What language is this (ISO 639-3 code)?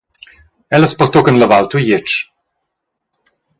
roh